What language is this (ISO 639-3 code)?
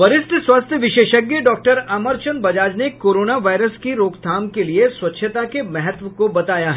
hin